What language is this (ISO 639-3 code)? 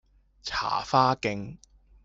yue